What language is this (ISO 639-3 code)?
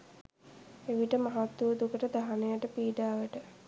sin